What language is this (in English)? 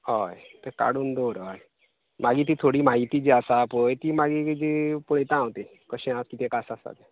Konkani